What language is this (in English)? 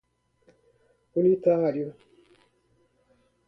Portuguese